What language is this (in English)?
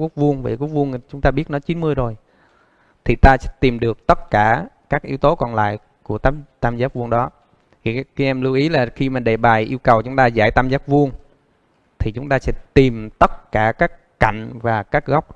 Vietnamese